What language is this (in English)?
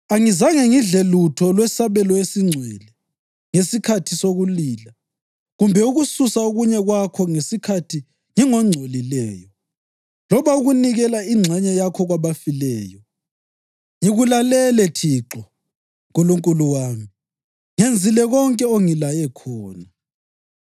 North Ndebele